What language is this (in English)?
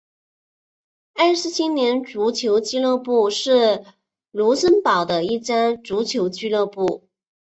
Chinese